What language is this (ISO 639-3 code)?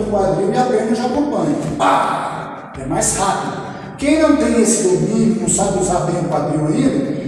por